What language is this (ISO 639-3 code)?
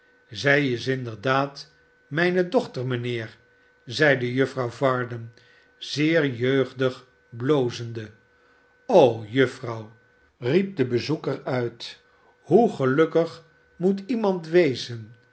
nld